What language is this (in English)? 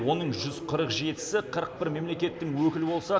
Kazakh